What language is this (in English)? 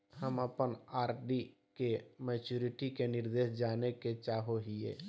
Magahi